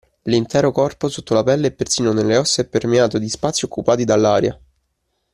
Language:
Italian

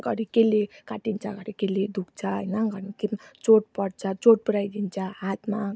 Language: Nepali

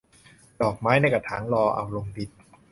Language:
Thai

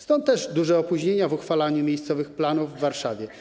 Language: Polish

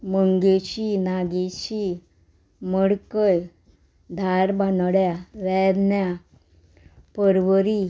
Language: Konkani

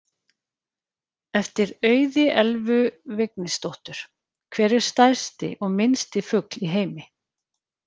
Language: Icelandic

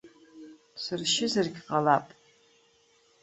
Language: Abkhazian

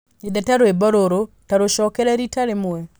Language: Kikuyu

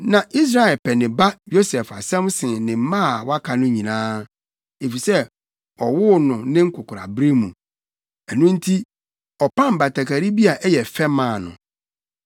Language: Akan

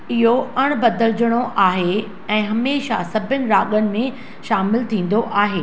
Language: Sindhi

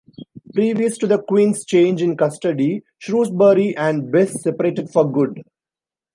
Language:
English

